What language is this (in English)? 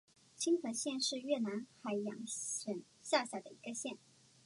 Chinese